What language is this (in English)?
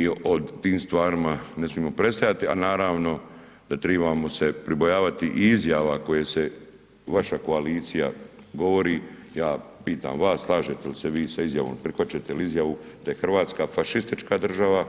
Croatian